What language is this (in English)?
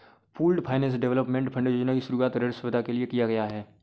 Hindi